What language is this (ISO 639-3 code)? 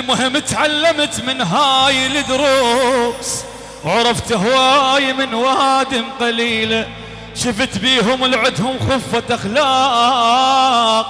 ara